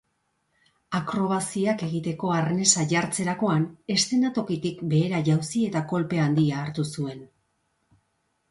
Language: Basque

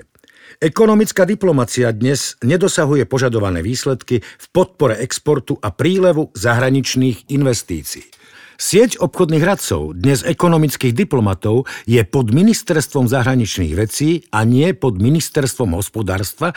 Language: Slovak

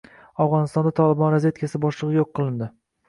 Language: Uzbek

